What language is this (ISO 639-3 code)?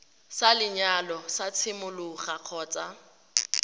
tsn